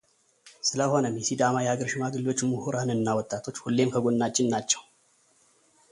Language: Amharic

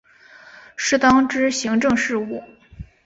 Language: Chinese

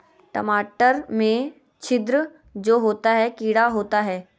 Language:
Magahi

